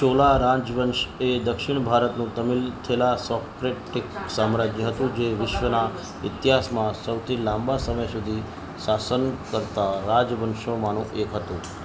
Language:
Gujarati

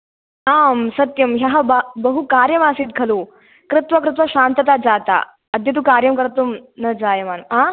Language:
Sanskrit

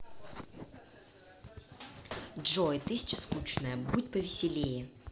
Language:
Russian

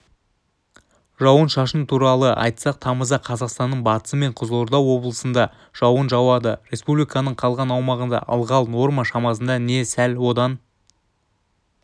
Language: Kazakh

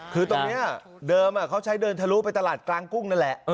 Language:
Thai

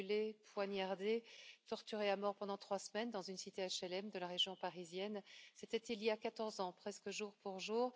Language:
French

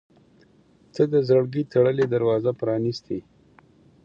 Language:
Pashto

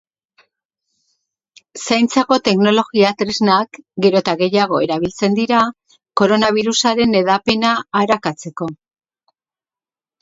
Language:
Basque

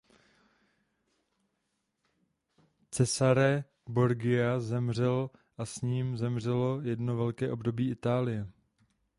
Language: Czech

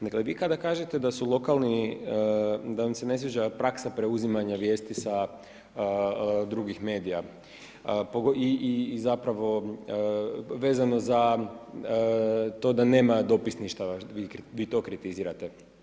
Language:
Croatian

